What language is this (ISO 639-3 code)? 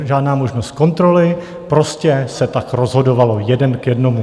ces